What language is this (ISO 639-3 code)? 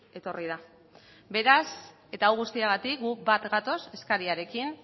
eus